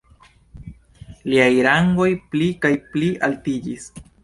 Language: Esperanto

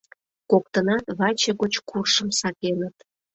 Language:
Mari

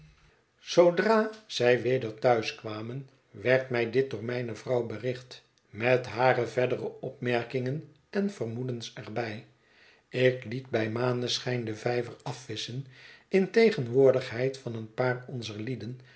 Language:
Dutch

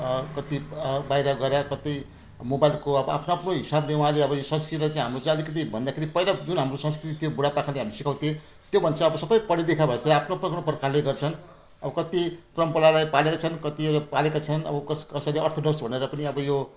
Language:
Nepali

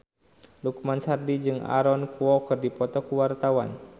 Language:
Sundanese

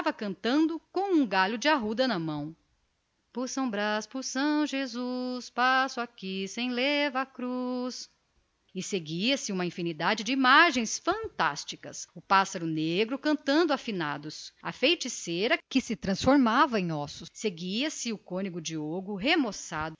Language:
Portuguese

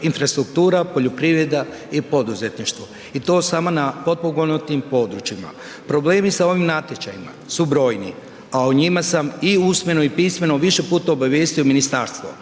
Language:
Croatian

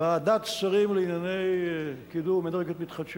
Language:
Hebrew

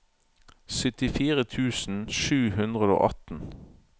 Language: Norwegian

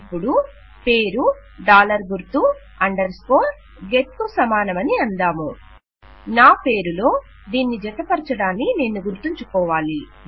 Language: Telugu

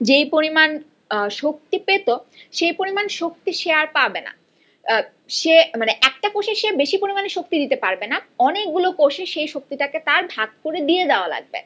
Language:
Bangla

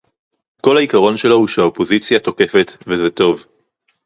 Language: Hebrew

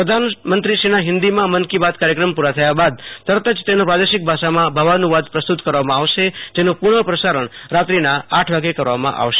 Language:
Gujarati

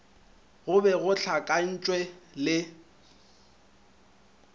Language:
Northern Sotho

